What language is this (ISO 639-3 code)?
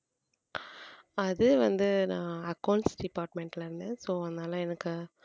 tam